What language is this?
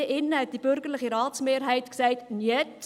Swiss German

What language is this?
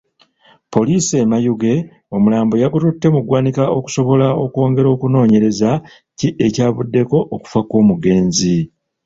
Ganda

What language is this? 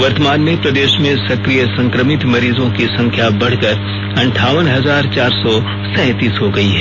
Hindi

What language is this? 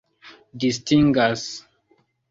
Esperanto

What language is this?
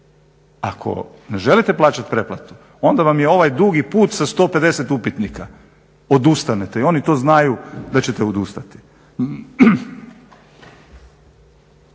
Croatian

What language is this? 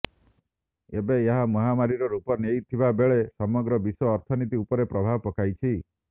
Odia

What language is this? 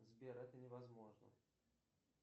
Russian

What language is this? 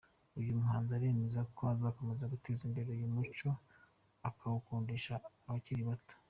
Kinyarwanda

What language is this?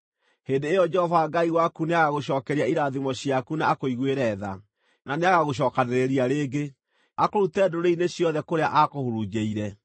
Kikuyu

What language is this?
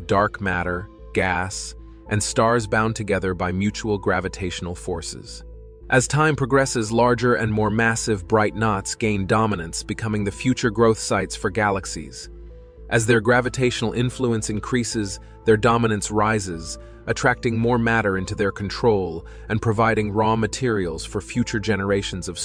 English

